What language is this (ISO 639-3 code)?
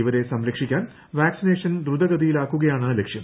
mal